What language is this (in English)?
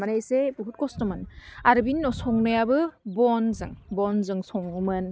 Bodo